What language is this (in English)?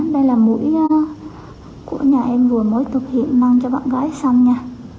Vietnamese